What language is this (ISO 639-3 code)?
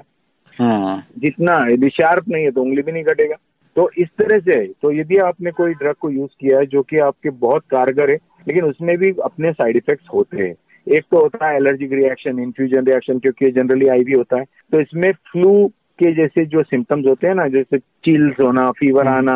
hin